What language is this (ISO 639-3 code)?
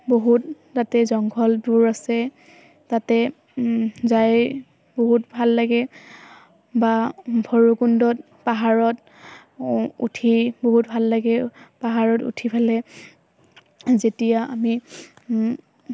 asm